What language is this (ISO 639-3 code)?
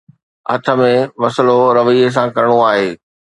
snd